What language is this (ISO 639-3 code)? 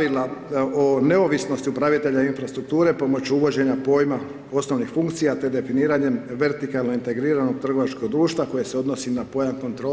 hrv